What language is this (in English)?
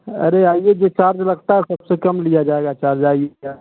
Hindi